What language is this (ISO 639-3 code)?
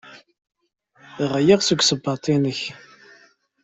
kab